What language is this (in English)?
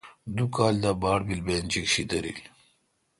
Kalkoti